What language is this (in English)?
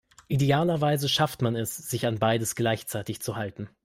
German